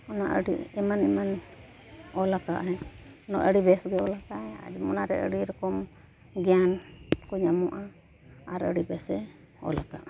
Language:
Santali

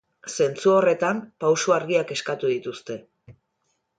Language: Basque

